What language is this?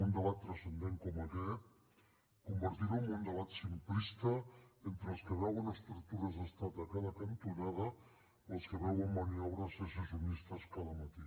Catalan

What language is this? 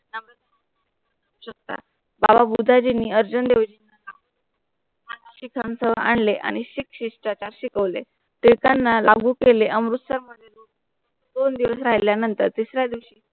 Marathi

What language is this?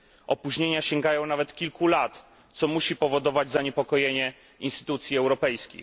Polish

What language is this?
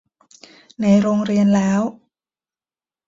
Thai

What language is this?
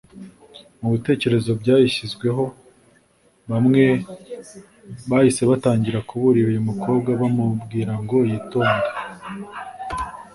Kinyarwanda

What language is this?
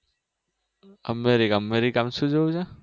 Gujarati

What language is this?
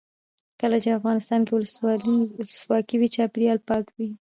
Pashto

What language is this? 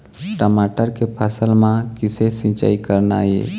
Chhattisgarhi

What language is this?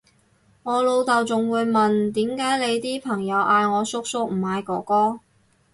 Cantonese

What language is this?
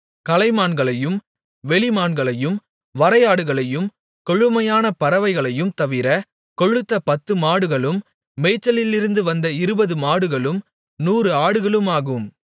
Tamil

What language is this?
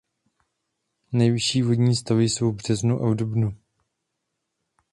Czech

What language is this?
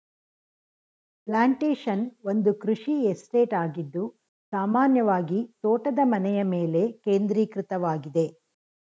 Kannada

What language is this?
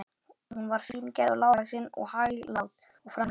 Icelandic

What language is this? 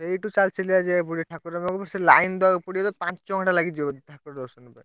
Odia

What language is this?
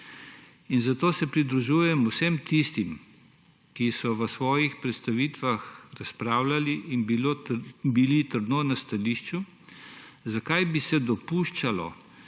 Slovenian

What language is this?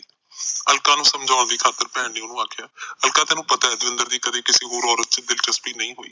Punjabi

